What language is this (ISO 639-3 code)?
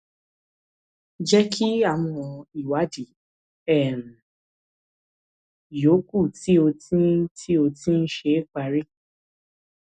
yor